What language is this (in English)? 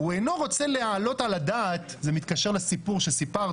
Hebrew